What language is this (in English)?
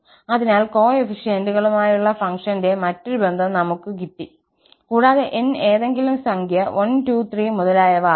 Malayalam